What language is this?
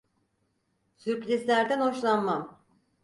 Turkish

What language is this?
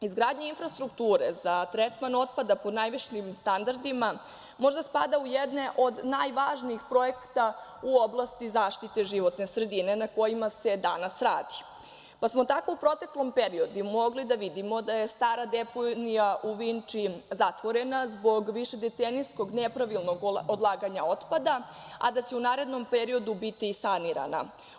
Serbian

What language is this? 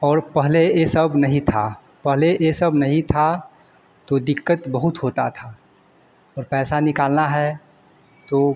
Hindi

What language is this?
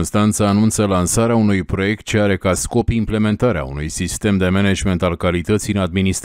Romanian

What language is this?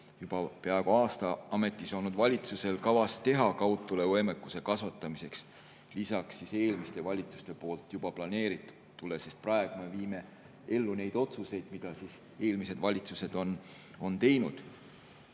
Estonian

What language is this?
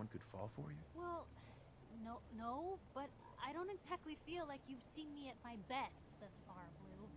Turkish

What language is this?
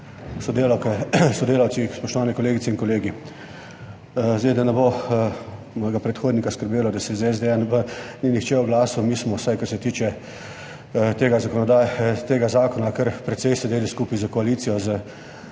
Slovenian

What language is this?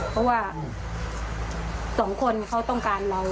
Thai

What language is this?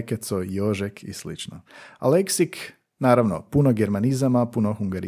Croatian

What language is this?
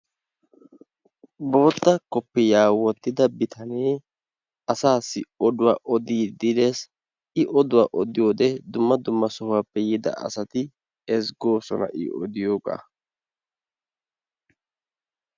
Wolaytta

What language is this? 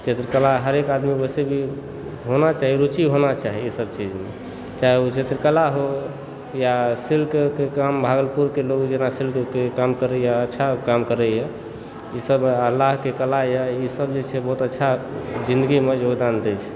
Maithili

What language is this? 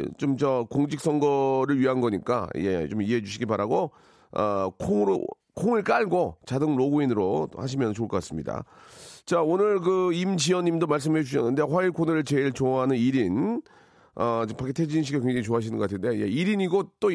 Korean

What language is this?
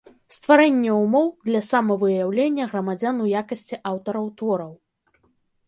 Belarusian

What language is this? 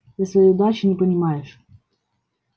Russian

